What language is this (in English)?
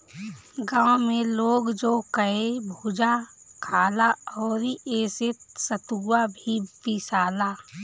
Bhojpuri